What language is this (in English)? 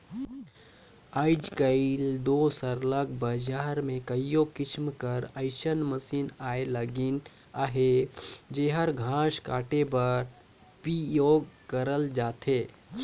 Chhattisgarhi